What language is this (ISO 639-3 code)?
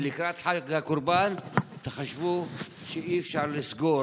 heb